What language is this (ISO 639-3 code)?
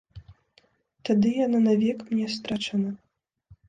bel